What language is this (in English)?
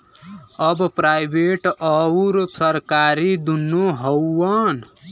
Bhojpuri